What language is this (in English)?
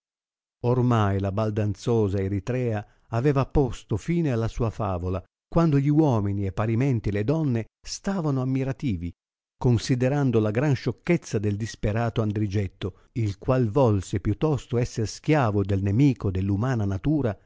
Italian